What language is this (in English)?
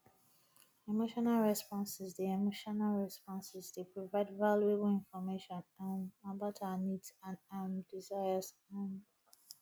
Nigerian Pidgin